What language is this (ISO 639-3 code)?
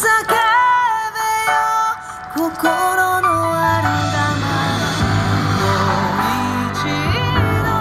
jpn